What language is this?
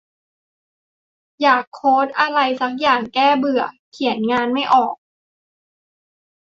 Thai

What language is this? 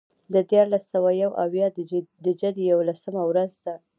Pashto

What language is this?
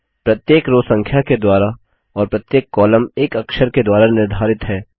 Hindi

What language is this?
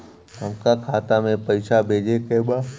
Bhojpuri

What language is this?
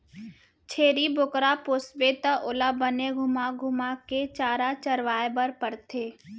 Chhattisgarhi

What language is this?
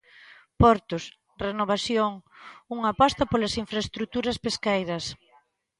Galician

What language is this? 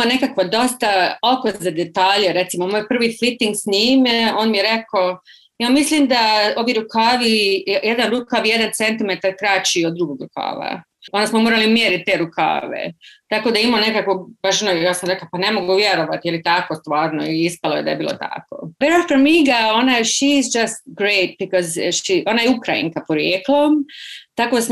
Croatian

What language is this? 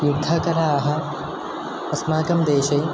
Sanskrit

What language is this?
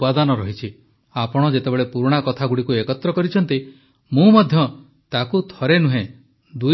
Odia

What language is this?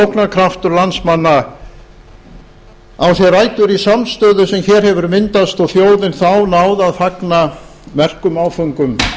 Icelandic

